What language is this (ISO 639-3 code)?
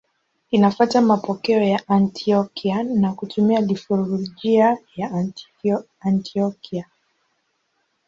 swa